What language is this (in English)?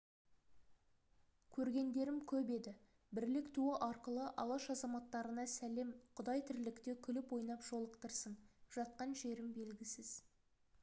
Kazakh